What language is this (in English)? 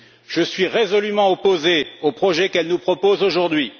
French